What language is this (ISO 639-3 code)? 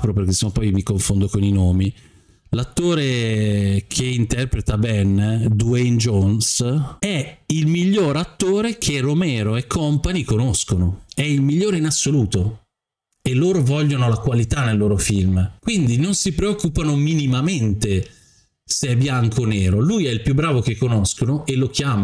ita